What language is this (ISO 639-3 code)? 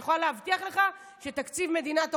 heb